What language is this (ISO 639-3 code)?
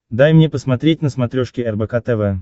rus